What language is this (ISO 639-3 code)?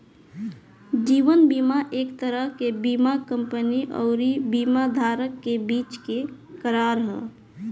bho